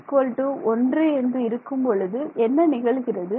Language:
Tamil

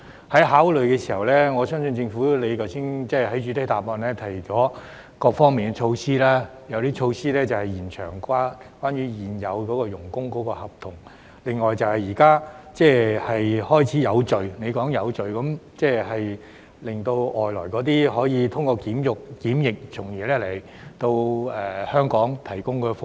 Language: Cantonese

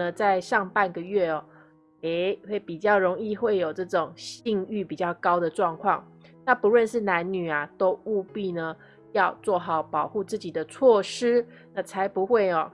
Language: Chinese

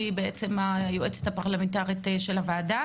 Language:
Hebrew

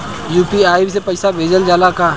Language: Bhojpuri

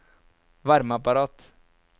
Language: Norwegian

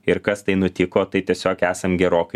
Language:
Lithuanian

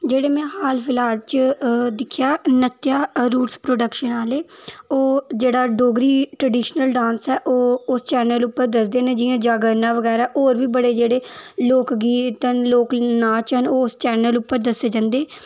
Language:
Dogri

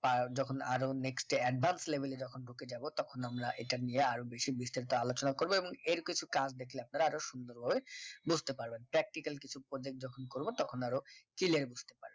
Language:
Bangla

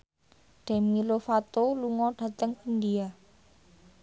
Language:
Javanese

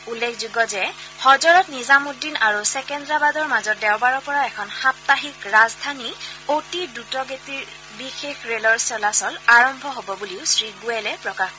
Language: Assamese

